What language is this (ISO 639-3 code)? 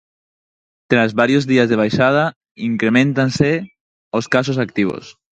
glg